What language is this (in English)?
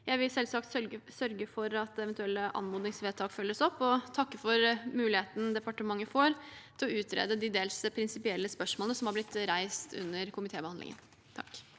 Norwegian